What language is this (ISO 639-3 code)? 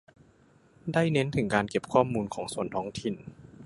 tha